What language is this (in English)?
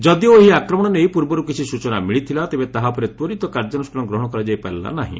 Odia